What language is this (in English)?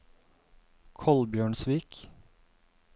Norwegian